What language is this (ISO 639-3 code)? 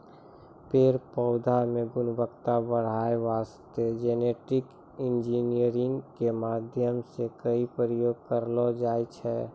mai